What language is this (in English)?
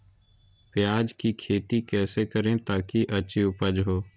Magahi